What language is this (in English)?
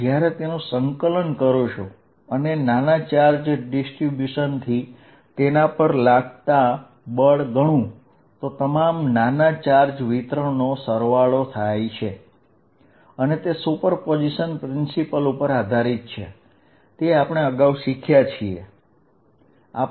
Gujarati